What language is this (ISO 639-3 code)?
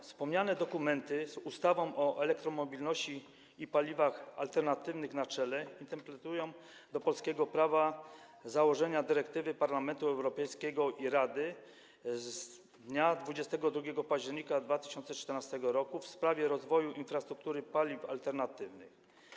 pol